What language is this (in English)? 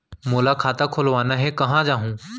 Chhattisgarhi